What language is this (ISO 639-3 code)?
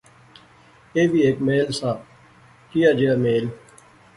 phr